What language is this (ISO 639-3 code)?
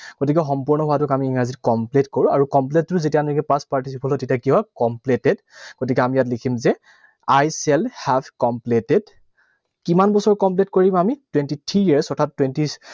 asm